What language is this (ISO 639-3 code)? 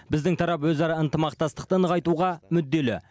kaz